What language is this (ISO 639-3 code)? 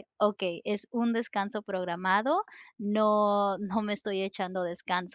spa